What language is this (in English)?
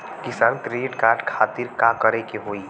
Bhojpuri